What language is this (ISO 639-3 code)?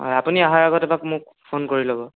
asm